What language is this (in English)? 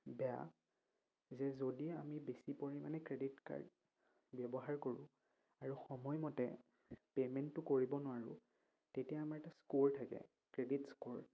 Assamese